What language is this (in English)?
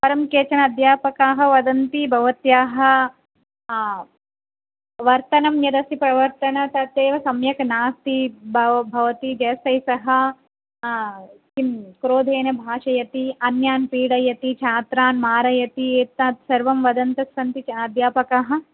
Sanskrit